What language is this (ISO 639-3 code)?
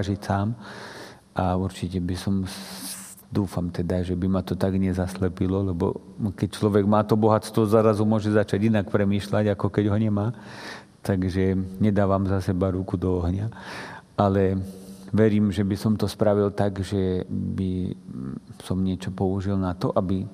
slk